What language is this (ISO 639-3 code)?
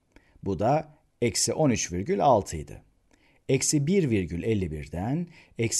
tur